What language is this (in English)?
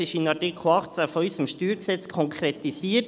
Swiss German